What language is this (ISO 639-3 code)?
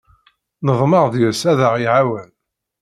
kab